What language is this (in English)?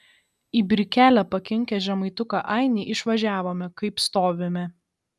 Lithuanian